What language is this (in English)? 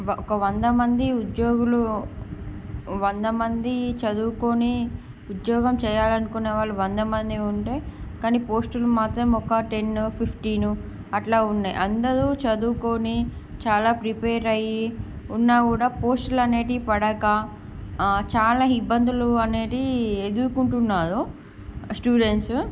Telugu